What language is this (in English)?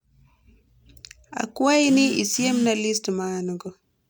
Luo (Kenya and Tanzania)